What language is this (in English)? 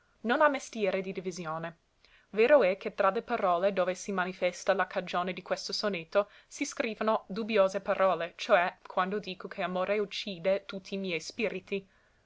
Italian